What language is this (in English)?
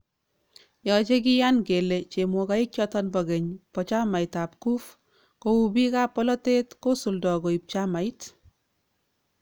Kalenjin